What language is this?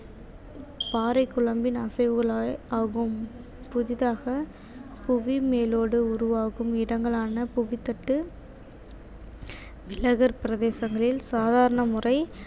Tamil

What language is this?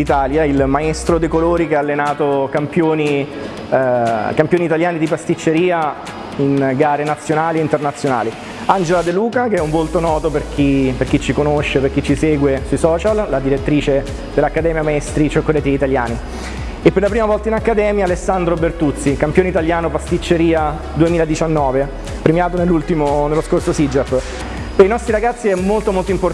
Italian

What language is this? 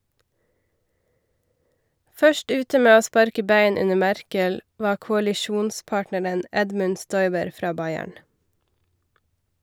Norwegian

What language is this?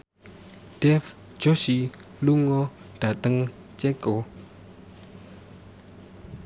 Javanese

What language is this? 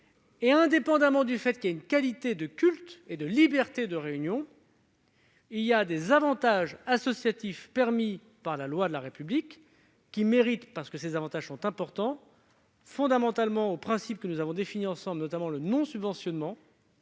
French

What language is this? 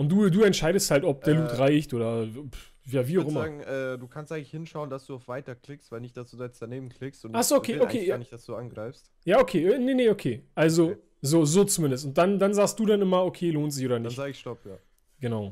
German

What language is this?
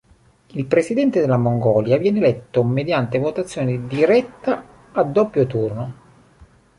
Italian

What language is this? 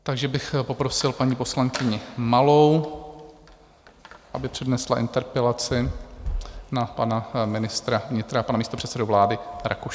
Czech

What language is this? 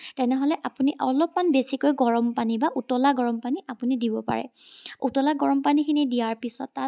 Assamese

